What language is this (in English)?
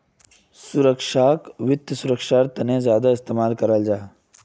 Magahi